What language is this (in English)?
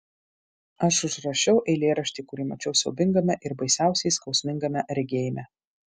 Lithuanian